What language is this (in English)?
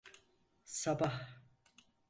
Turkish